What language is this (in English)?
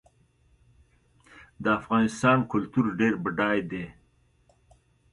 Pashto